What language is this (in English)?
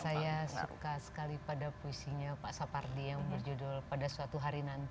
Indonesian